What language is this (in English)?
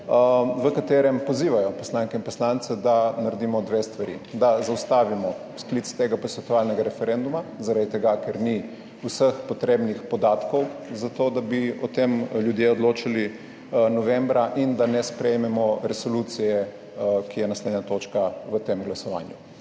Slovenian